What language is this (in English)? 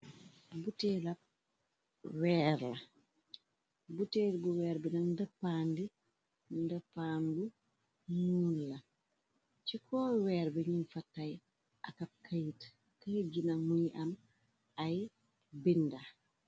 Wolof